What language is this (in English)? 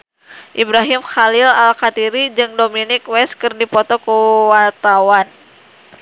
Sundanese